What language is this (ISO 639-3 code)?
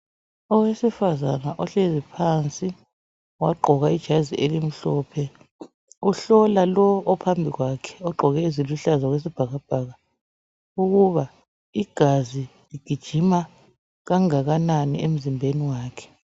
nde